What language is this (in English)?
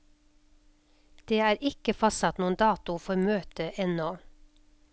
Norwegian